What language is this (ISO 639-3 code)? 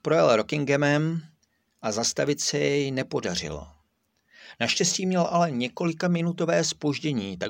ces